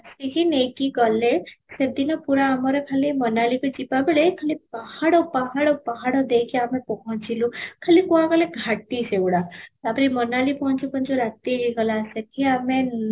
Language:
Odia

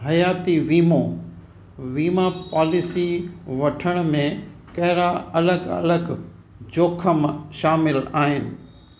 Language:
Sindhi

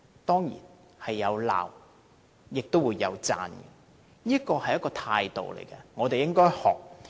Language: Cantonese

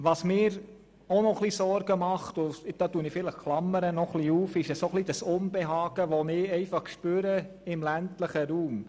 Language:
Swiss German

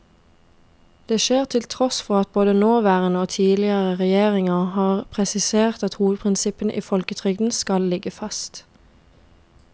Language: Norwegian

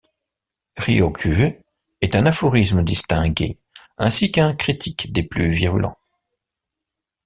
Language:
French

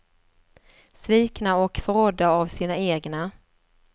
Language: Swedish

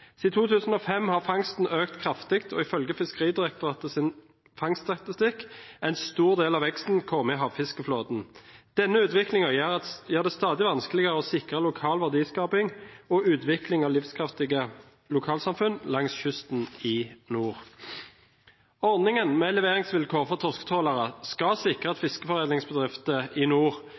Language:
Norwegian Nynorsk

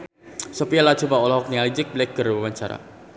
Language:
Sundanese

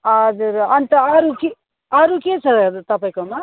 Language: Nepali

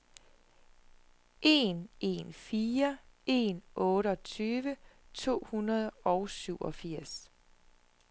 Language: Danish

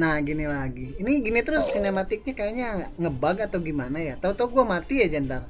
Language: Indonesian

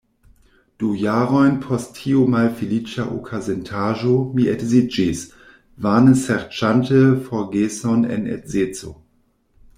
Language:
Esperanto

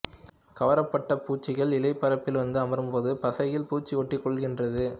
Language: Tamil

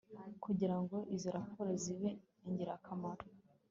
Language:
Kinyarwanda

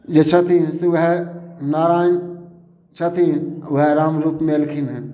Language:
Maithili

